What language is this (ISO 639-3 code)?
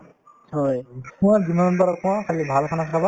asm